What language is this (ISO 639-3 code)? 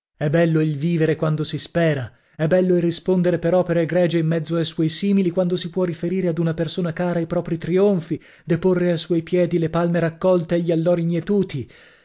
ita